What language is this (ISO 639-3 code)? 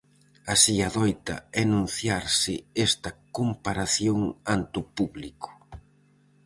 glg